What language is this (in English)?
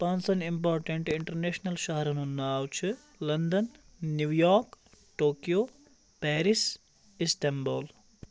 Kashmiri